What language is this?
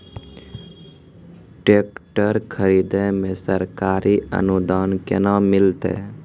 Maithili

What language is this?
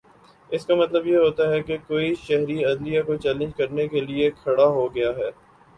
Urdu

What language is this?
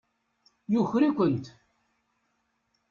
Kabyle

